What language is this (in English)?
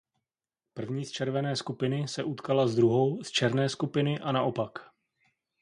Czech